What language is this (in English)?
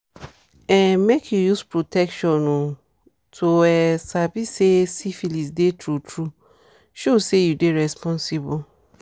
Nigerian Pidgin